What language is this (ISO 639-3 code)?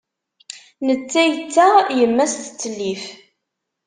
kab